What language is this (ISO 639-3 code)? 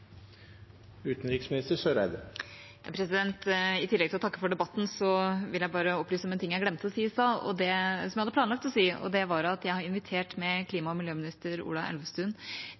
nno